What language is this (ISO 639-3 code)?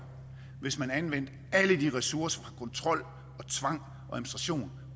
dan